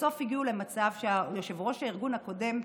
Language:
Hebrew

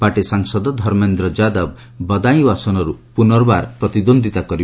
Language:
Odia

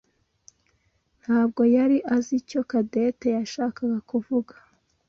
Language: Kinyarwanda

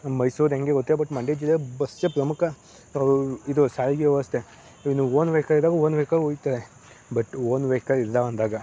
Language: Kannada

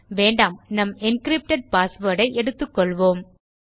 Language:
Tamil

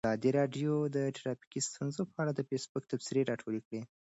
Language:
Pashto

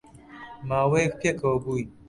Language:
Central Kurdish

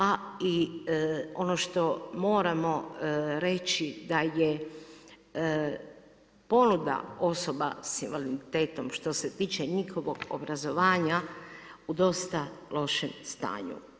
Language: Croatian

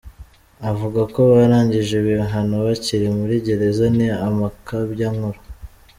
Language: Kinyarwanda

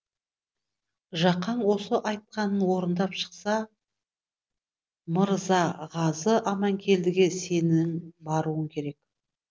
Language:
Kazakh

